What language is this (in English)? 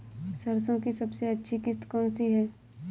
Hindi